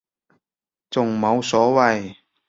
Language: Cantonese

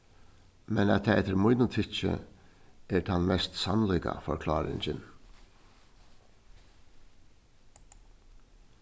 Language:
Faroese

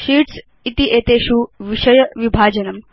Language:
Sanskrit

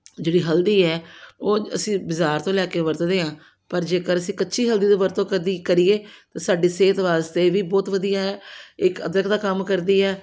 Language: Punjabi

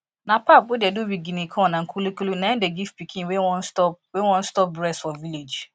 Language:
Nigerian Pidgin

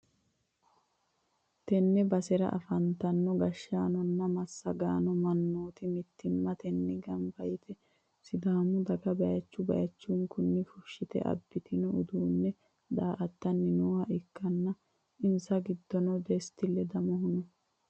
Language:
Sidamo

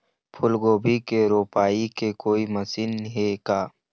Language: Chhattisgarhi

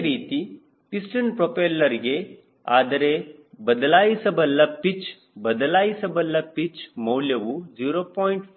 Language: Kannada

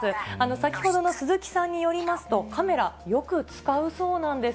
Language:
Japanese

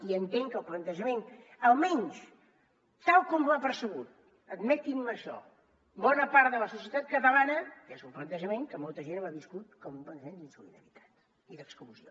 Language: Catalan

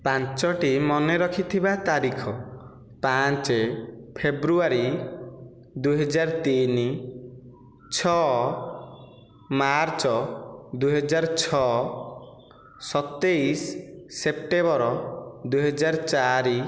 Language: Odia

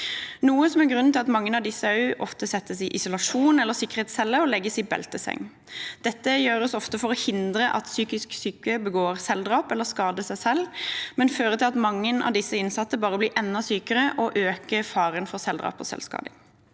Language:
Norwegian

